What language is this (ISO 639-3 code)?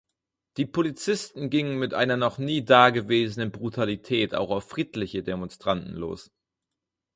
deu